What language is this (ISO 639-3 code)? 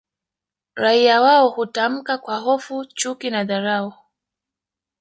swa